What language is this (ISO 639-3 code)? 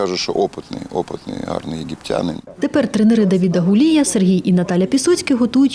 ukr